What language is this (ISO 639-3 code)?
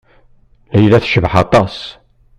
kab